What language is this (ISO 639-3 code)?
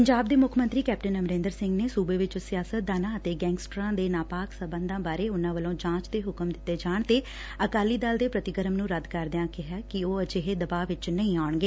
pan